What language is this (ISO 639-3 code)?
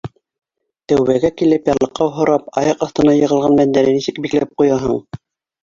bak